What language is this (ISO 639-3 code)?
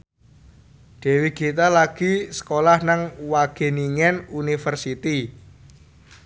jav